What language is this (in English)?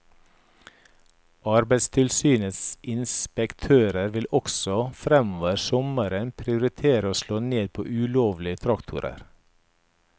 Norwegian